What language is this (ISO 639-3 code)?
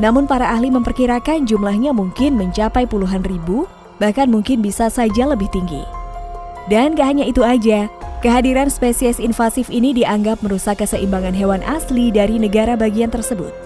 ind